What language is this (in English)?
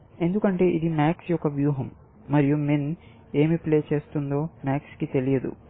Telugu